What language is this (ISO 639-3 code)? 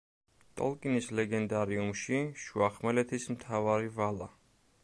kat